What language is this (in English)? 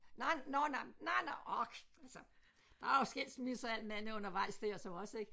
Danish